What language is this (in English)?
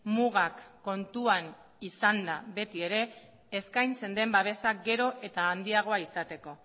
Basque